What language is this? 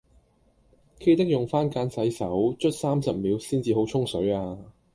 Cantonese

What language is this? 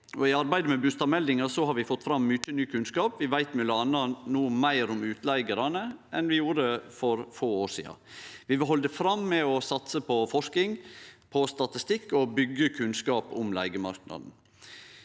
Norwegian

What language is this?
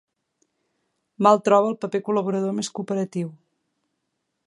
Catalan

